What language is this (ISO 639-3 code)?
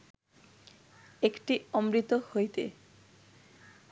ben